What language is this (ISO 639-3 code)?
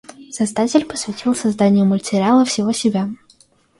rus